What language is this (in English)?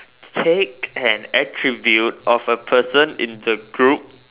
English